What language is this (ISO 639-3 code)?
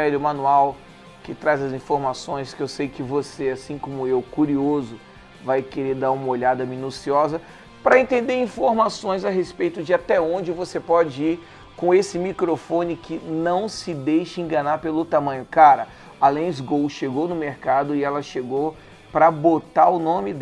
por